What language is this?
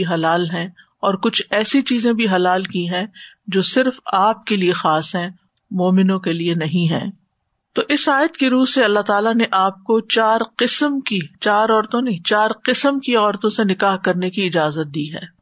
Urdu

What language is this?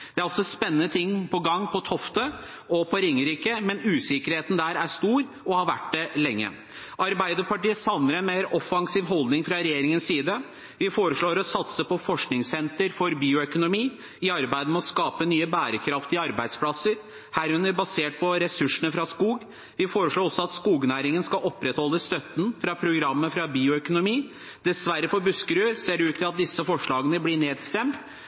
Norwegian Bokmål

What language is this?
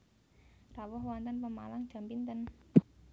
Javanese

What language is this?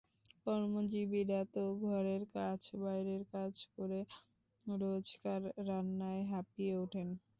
Bangla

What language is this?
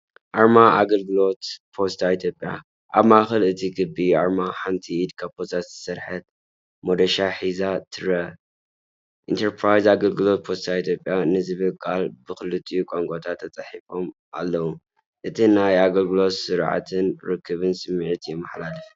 Tigrinya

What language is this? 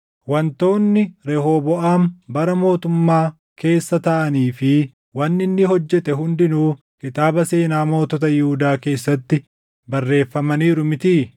Oromo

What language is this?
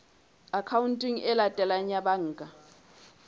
Southern Sotho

